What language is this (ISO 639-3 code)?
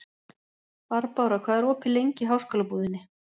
isl